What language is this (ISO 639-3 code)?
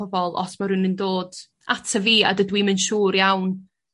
cym